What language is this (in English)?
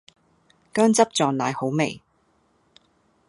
Cantonese